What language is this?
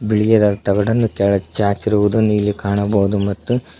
Kannada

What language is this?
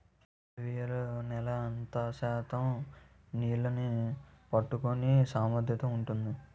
Telugu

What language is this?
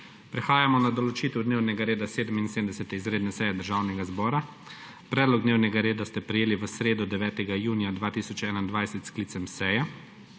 Slovenian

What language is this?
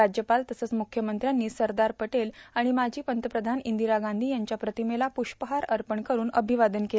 Marathi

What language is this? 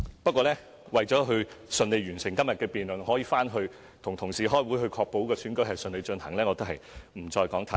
Cantonese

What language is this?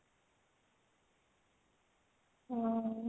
Odia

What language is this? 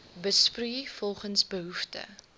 Afrikaans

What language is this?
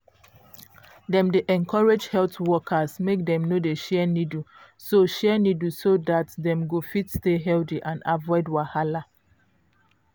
Nigerian Pidgin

